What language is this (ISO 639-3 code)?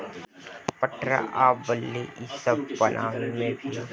bho